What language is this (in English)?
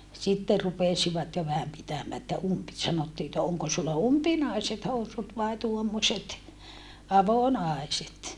Finnish